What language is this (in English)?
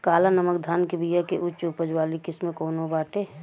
Bhojpuri